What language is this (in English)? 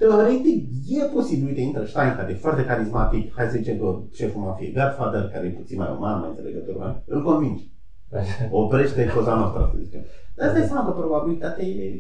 Romanian